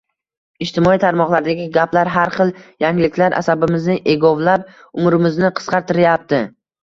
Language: Uzbek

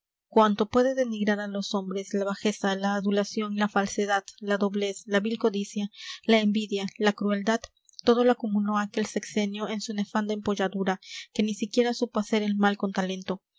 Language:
Spanish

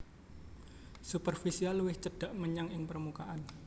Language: Javanese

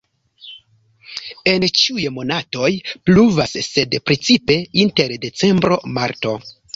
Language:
Esperanto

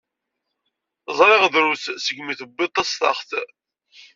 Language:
Kabyle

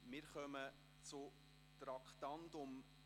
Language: Swiss German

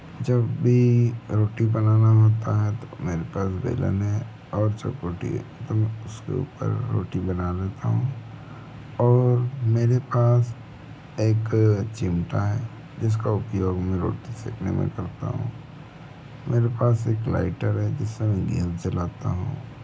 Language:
Hindi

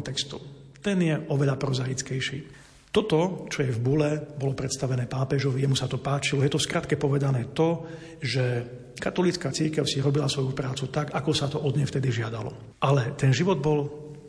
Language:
Slovak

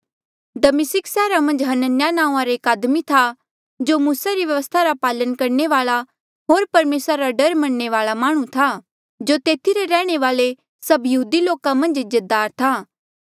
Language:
Mandeali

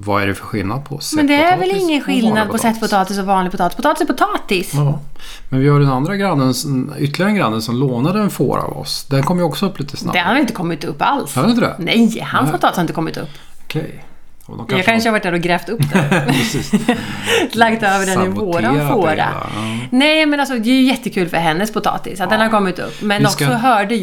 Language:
Swedish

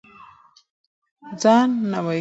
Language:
Pashto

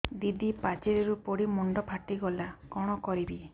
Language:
Odia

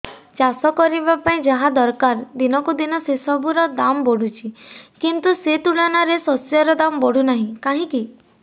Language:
Odia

